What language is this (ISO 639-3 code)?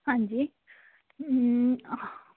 pan